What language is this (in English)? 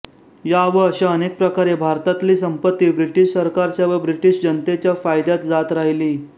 Marathi